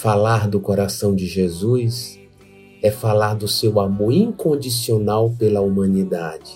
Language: Portuguese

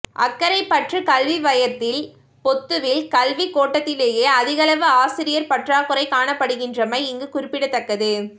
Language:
Tamil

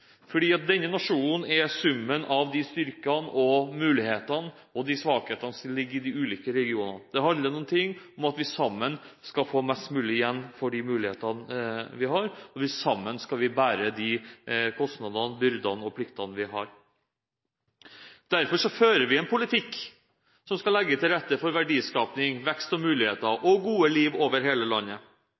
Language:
Norwegian Bokmål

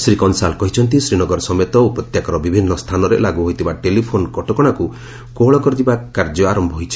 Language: Odia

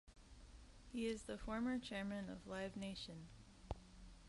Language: English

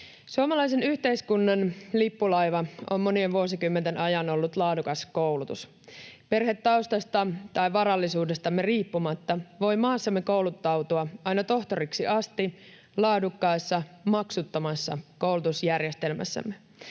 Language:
Finnish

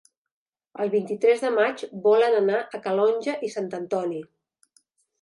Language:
Catalan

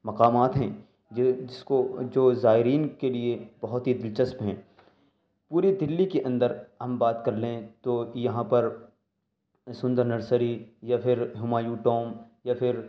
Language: Urdu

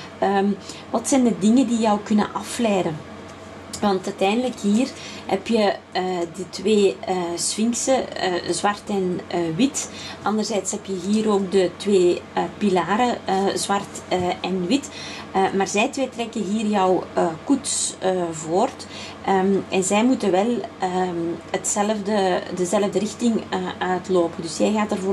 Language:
Dutch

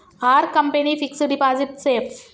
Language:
Telugu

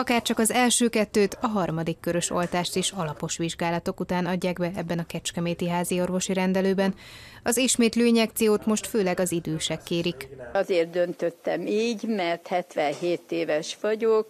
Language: Hungarian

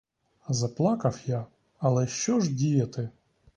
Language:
Ukrainian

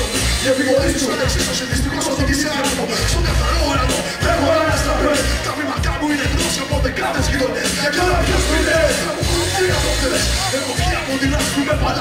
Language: Portuguese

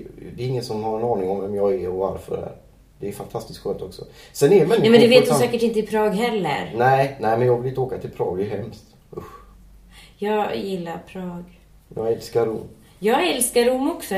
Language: Swedish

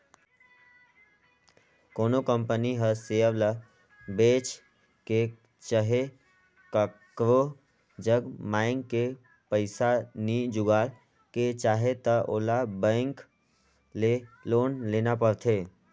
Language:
Chhattisgarhi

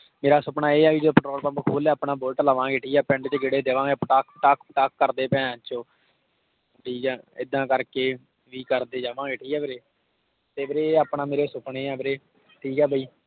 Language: Punjabi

